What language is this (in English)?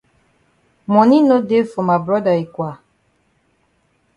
Cameroon Pidgin